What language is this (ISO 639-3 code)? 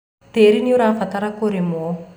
kik